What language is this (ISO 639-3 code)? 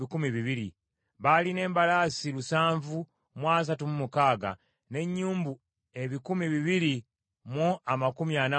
lug